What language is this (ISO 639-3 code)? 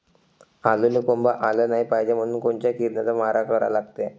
mar